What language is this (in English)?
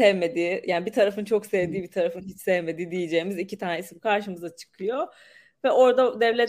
Turkish